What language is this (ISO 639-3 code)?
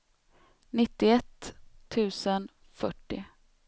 swe